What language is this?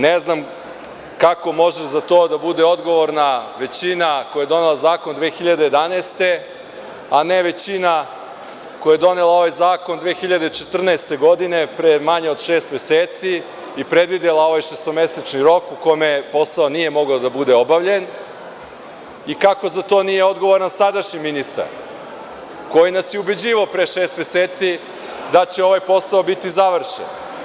Serbian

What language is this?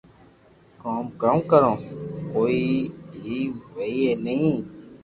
Loarki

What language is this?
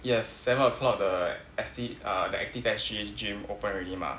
English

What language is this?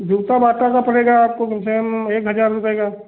Hindi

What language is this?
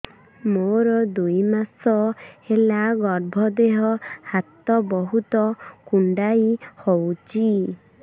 Odia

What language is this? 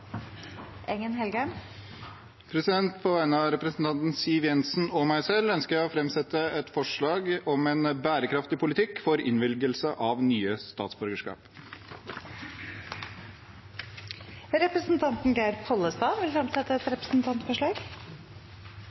Norwegian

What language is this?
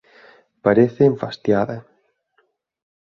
Galician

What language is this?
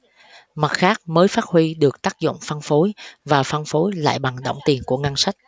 Vietnamese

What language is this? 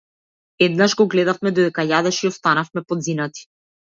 Macedonian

